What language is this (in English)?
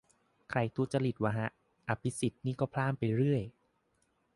Thai